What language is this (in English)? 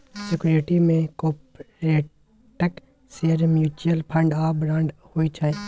Maithili